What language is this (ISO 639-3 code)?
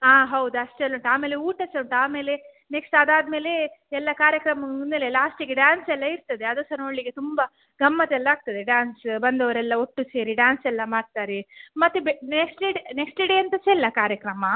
kan